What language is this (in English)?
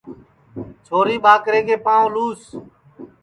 Sansi